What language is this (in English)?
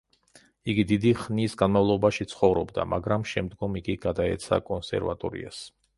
Georgian